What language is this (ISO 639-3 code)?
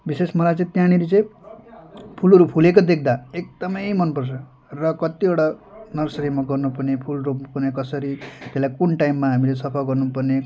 nep